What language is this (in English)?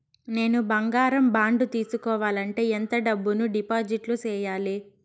Telugu